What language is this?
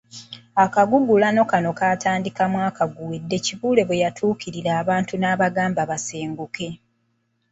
Ganda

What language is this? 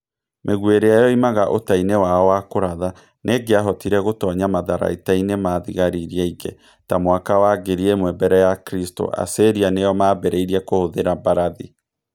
Kikuyu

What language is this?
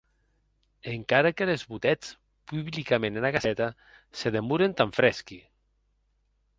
Occitan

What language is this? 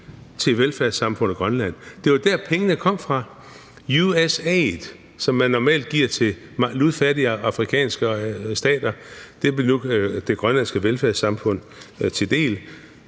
Danish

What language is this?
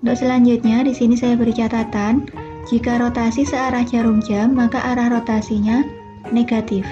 Indonesian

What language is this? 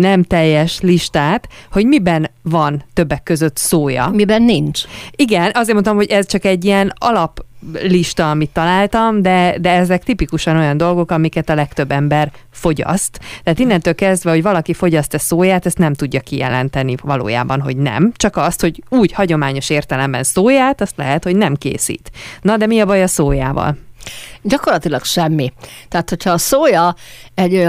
Hungarian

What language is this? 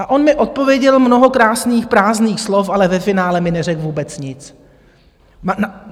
Czech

